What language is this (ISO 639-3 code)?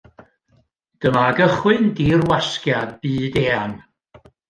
cym